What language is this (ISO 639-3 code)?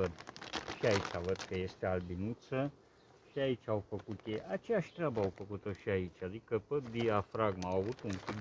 ron